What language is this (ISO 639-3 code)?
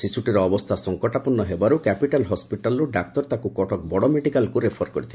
ori